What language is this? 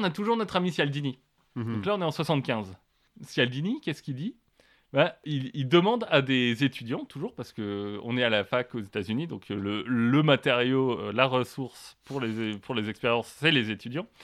French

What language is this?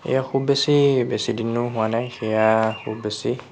Assamese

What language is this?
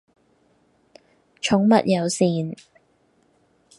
Cantonese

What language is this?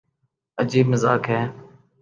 Urdu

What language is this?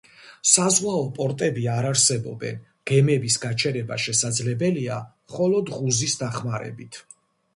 Georgian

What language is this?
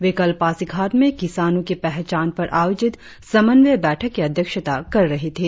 Hindi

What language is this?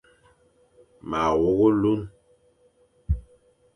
Fang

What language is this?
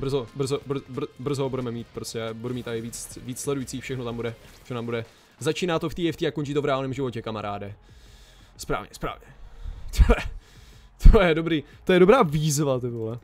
Czech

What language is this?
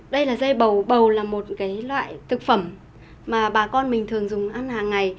Vietnamese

